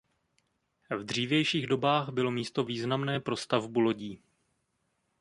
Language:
Czech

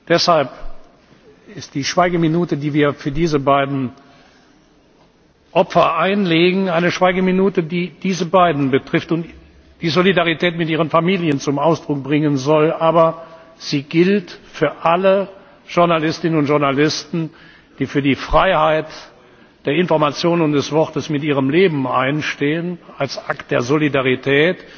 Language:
German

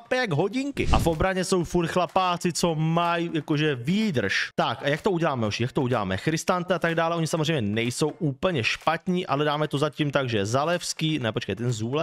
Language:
Czech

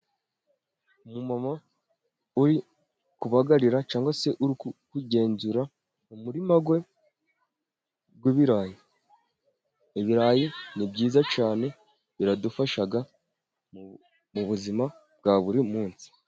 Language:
Kinyarwanda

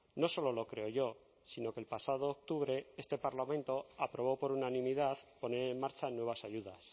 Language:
Spanish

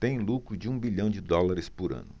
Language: Portuguese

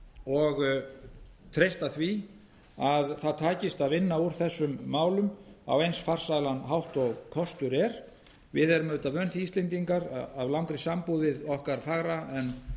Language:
Icelandic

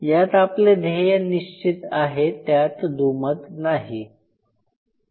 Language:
Marathi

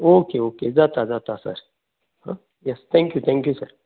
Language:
Konkani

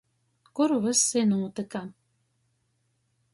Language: Latgalian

